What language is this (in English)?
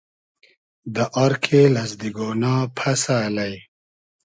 Hazaragi